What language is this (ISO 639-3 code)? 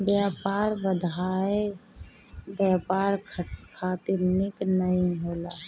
bho